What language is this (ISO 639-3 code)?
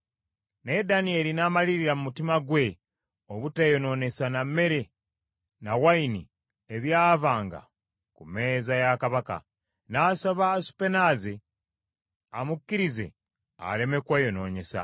lug